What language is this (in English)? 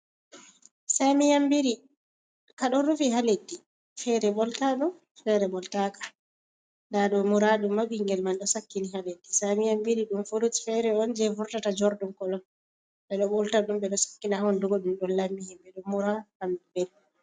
Fula